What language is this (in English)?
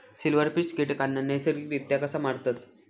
Marathi